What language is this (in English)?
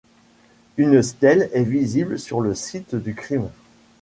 French